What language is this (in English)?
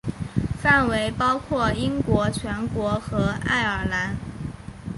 Chinese